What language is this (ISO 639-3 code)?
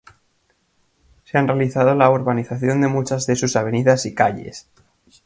spa